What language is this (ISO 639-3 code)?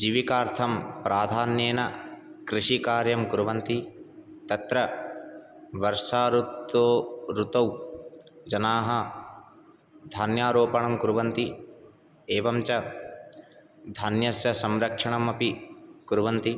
san